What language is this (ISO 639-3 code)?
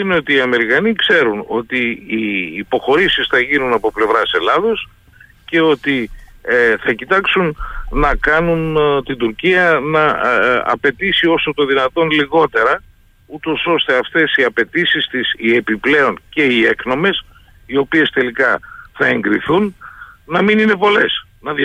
ell